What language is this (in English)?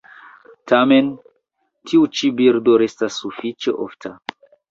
Esperanto